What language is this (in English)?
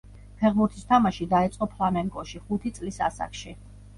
Georgian